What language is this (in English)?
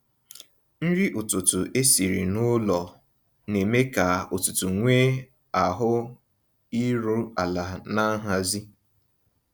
Igbo